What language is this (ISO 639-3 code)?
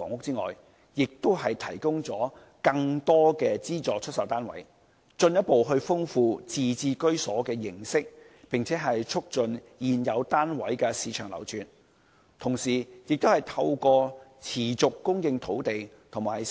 yue